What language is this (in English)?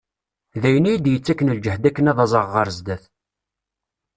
Kabyle